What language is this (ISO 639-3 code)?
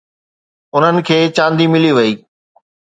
snd